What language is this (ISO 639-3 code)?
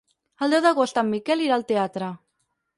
cat